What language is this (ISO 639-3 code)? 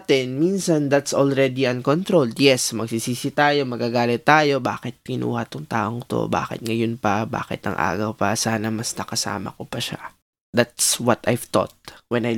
fil